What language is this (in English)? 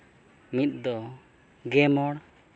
Santali